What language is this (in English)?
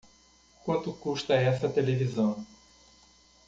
Portuguese